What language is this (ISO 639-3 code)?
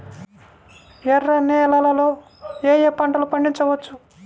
tel